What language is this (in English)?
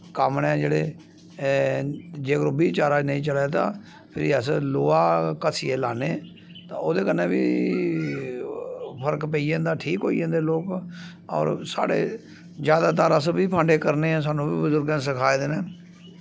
Dogri